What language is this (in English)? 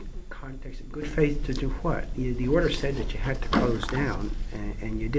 English